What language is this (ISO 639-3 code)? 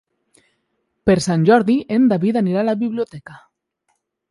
cat